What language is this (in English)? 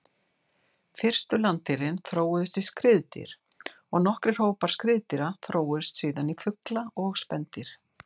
Icelandic